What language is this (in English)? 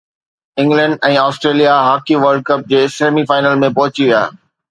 Sindhi